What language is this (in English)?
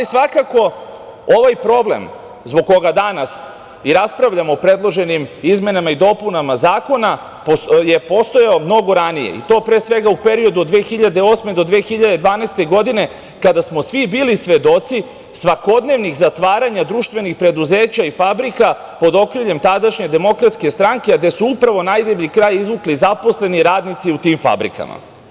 Serbian